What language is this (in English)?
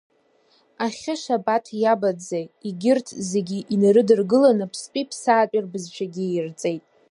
Abkhazian